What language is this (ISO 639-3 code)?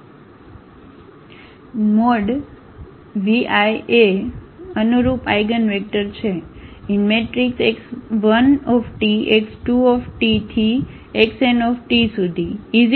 guj